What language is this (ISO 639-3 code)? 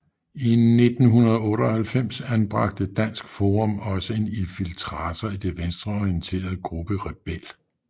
dan